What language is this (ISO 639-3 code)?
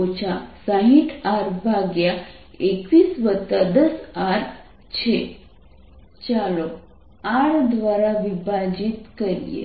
guj